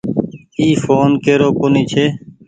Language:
Goaria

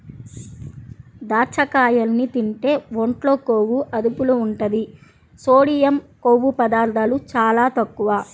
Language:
Telugu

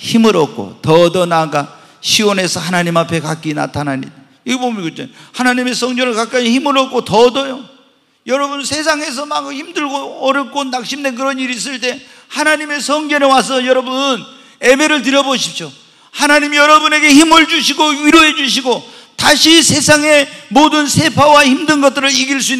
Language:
Korean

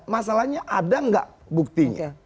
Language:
Indonesian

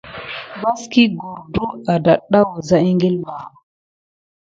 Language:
Gidar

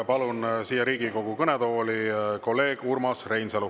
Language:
Estonian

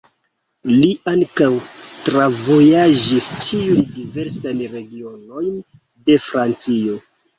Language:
Esperanto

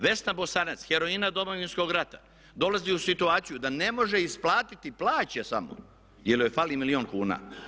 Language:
Croatian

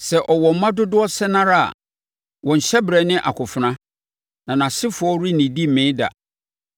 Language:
Akan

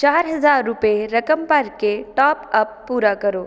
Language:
Punjabi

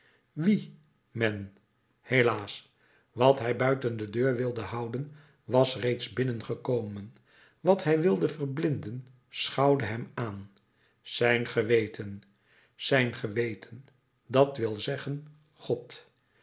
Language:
Dutch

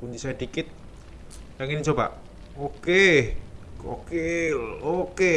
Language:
Indonesian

